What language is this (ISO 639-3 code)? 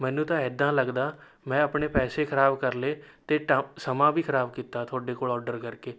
pan